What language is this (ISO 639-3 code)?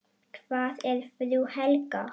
isl